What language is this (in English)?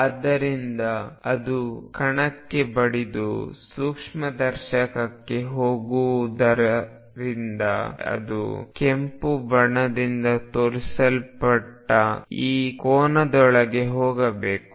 Kannada